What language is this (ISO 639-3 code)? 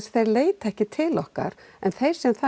isl